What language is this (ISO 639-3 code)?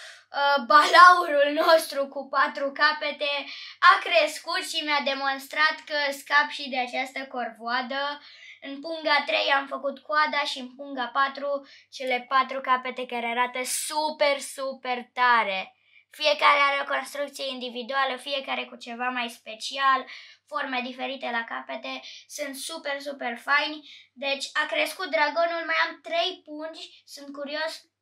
ron